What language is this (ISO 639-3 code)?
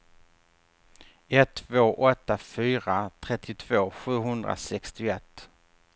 swe